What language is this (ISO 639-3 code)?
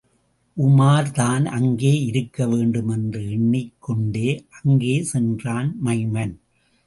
tam